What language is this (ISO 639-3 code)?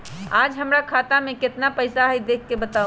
mag